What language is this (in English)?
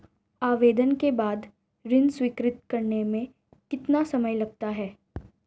Hindi